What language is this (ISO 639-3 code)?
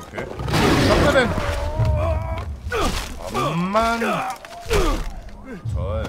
deu